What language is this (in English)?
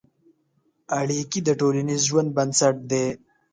Pashto